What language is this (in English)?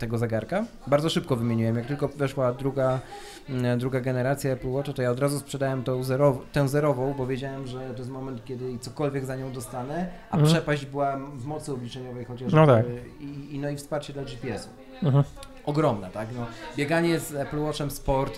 Polish